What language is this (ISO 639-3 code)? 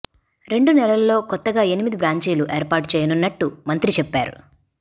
tel